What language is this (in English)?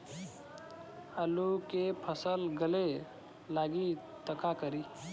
Bhojpuri